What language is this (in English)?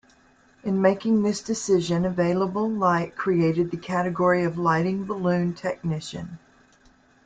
English